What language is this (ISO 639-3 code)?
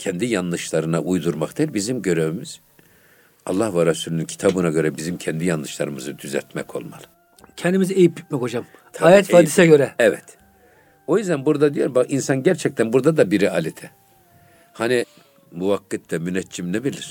tur